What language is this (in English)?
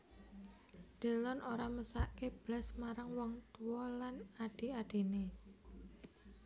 Javanese